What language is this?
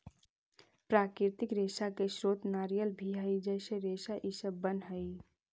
Magahi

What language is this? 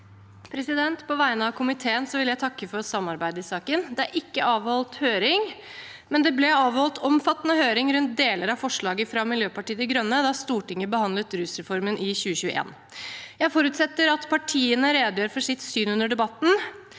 Norwegian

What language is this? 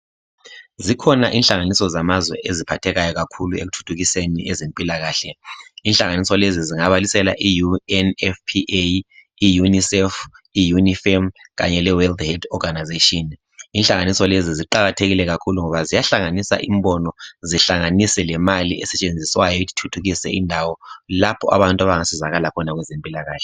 North Ndebele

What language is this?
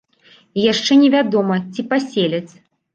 Belarusian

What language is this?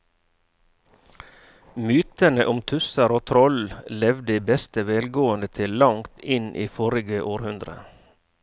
Norwegian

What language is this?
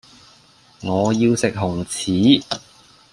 Cantonese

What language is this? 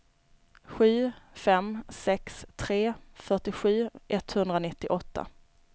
Swedish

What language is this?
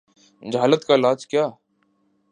Urdu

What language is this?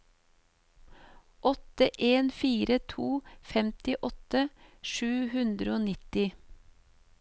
Norwegian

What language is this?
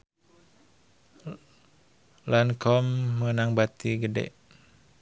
Sundanese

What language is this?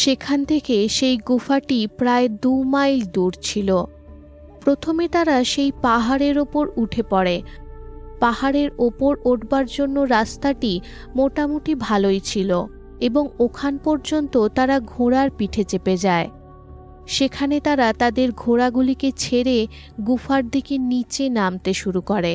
Bangla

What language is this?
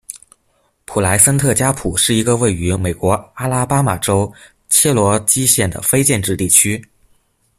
Chinese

